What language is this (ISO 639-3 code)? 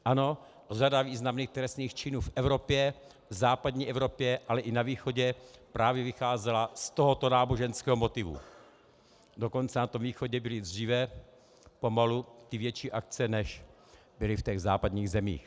ces